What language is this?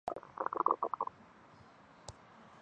Chinese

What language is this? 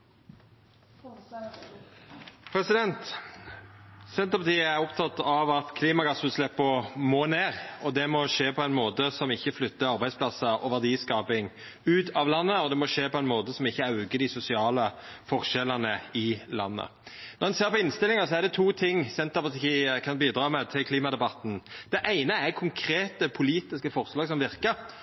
Norwegian Nynorsk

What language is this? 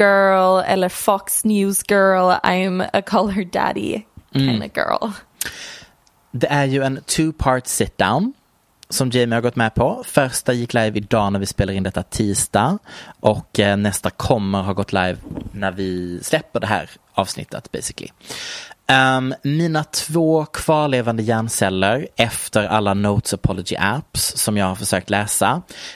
Swedish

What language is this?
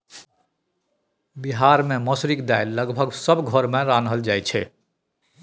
Maithili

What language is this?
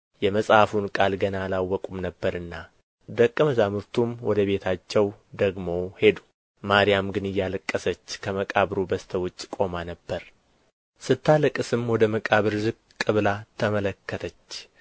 Amharic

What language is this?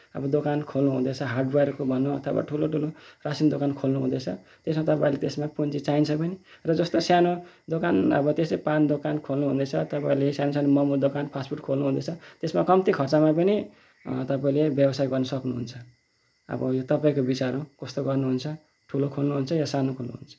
Nepali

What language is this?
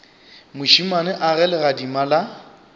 Northern Sotho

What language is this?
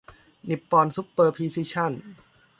Thai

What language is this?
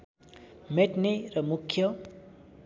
Nepali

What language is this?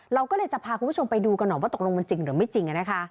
Thai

